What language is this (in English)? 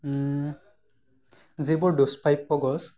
Assamese